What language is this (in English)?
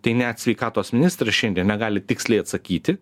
Lithuanian